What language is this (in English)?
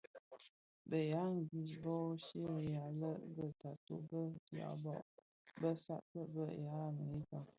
Bafia